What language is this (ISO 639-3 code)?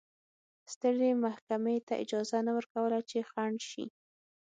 pus